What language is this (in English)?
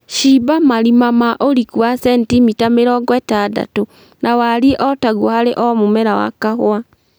Kikuyu